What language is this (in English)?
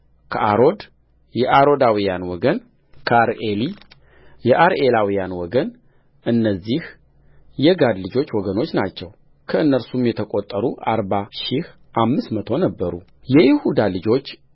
Amharic